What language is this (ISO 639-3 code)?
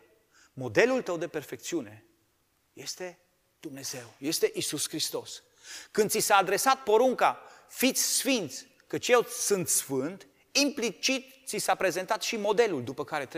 ron